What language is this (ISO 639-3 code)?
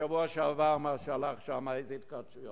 heb